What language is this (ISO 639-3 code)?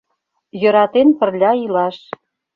chm